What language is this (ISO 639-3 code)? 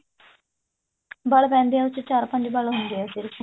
pan